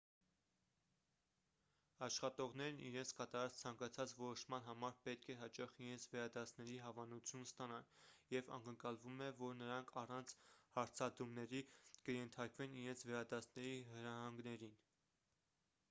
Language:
Armenian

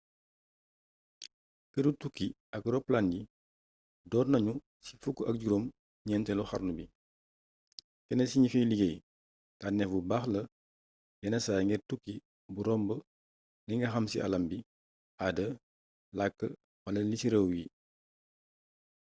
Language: Wolof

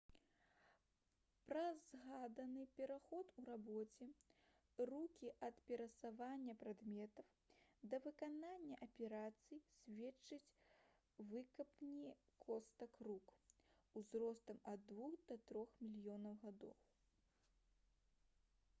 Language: Belarusian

